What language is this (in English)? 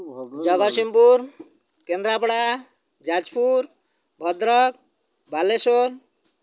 Odia